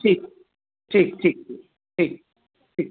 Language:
Sindhi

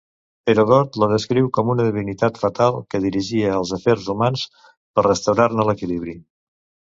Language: Catalan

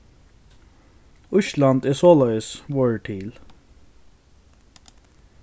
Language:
Faroese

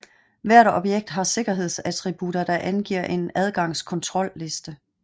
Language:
Danish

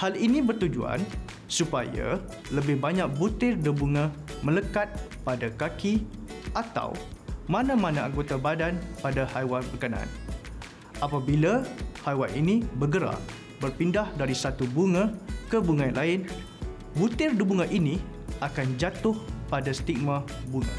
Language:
Malay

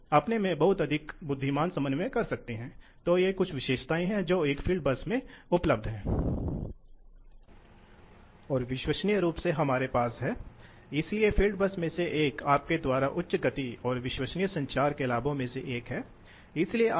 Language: Hindi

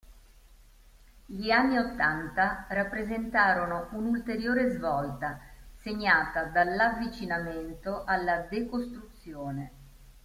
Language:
Italian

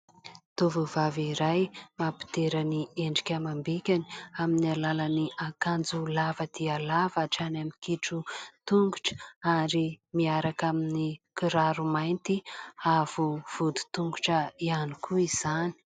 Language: Malagasy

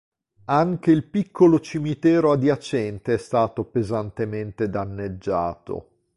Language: Italian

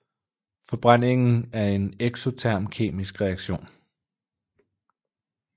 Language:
Danish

